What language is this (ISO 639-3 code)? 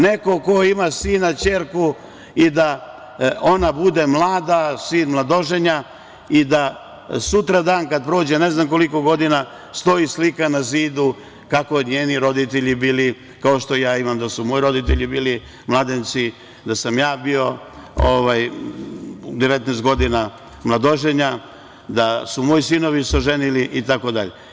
srp